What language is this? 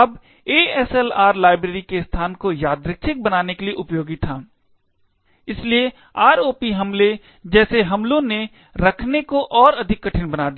Hindi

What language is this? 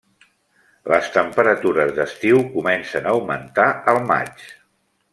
Catalan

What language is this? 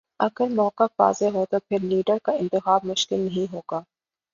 Urdu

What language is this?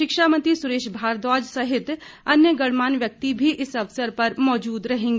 Hindi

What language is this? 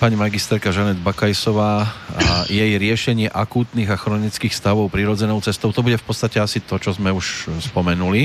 Slovak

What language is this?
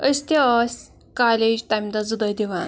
Kashmiri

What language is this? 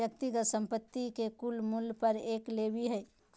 Magahi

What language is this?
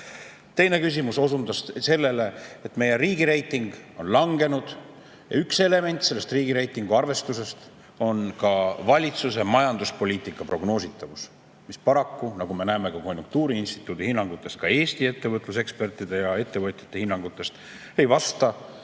Estonian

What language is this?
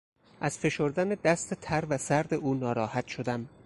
Persian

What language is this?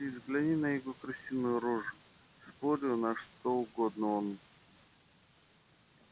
Russian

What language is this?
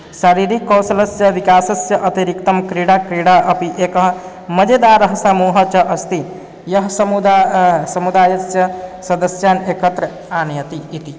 Sanskrit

